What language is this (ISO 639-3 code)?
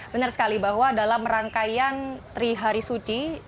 ind